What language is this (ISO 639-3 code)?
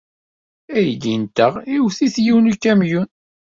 kab